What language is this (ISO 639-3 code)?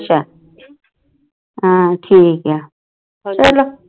pan